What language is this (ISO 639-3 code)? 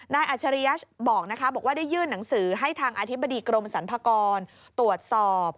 tha